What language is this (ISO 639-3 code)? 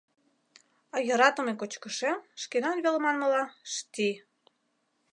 chm